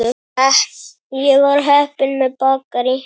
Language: Icelandic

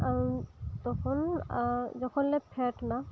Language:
Santali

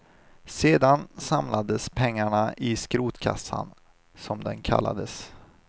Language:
Swedish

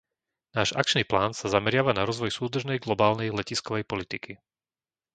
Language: Slovak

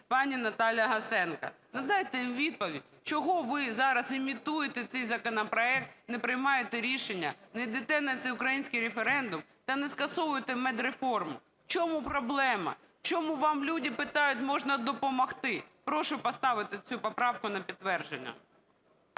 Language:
Ukrainian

